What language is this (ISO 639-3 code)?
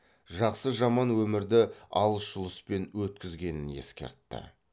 kaz